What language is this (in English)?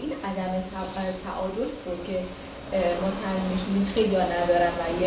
Persian